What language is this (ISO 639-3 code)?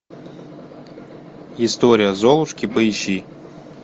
rus